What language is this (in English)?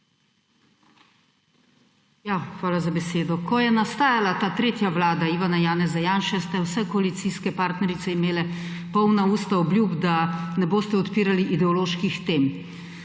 Slovenian